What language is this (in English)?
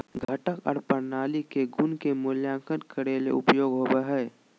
Magahi